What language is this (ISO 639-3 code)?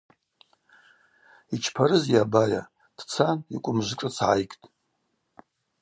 abq